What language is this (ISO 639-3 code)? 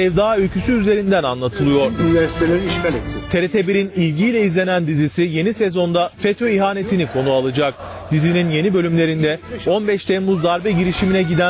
tur